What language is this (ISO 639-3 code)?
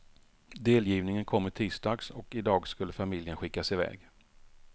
swe